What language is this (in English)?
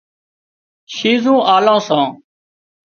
Wadiyara Koli